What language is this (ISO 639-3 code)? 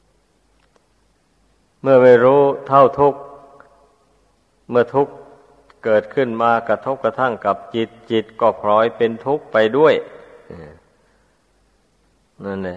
tha